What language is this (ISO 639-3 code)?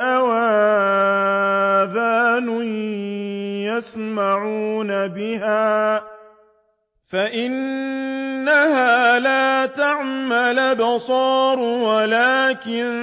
ara